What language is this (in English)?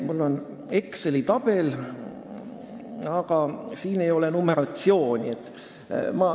Estonian